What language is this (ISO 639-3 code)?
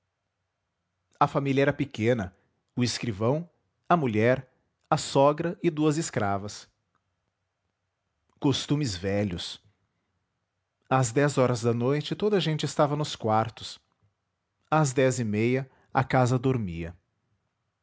por